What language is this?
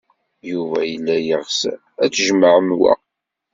Kabyle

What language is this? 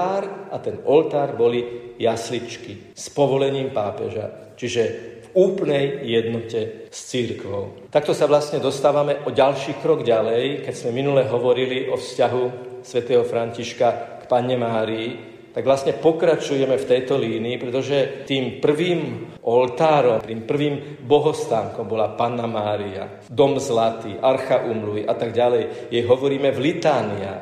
Slovak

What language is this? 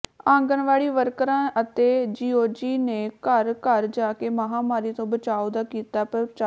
Punjabi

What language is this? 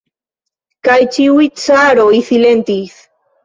Esperanto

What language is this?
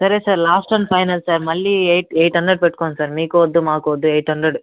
Telugu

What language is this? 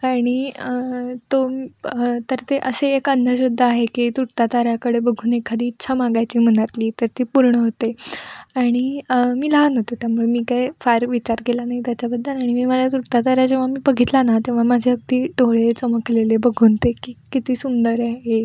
Marathi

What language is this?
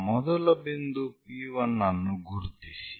Kannada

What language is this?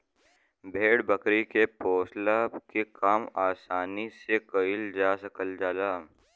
Bhojpuri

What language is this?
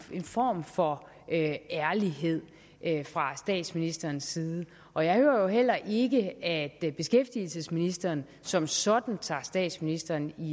Danish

